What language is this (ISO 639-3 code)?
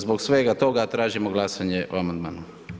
hrv